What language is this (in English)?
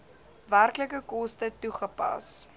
Afrikaans